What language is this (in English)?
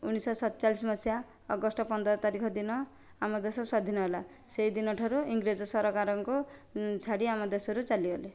Odia